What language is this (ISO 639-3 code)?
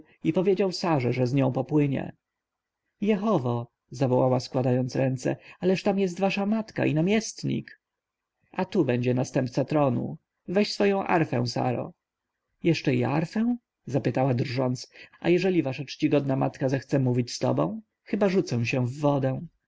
pol